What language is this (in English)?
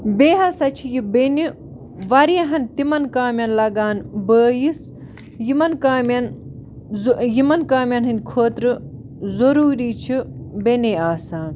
Kashmiri